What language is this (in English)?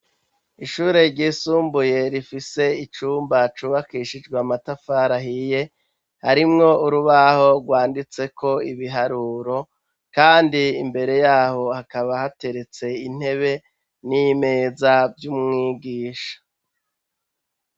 Rundi